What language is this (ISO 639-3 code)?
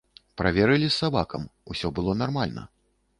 bel